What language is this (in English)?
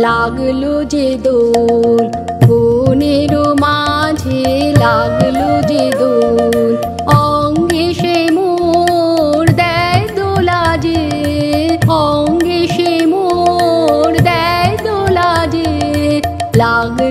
Bangla